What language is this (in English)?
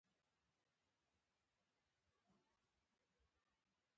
Pashto